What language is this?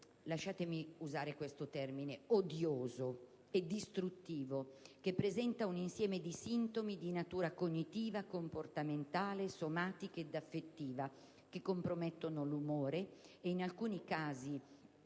Italian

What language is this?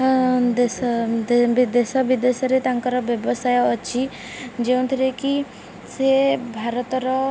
Odia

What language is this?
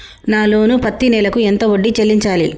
Telugu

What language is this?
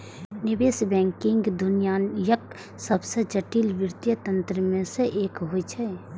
Maithili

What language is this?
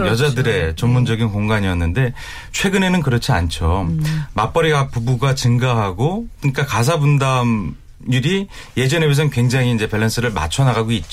Korean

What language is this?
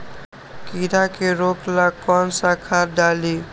Magahi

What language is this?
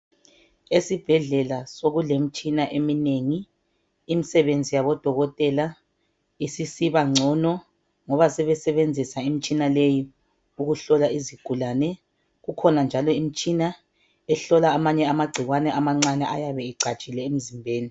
North Ndebele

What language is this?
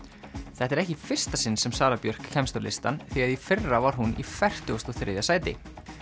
Icelandic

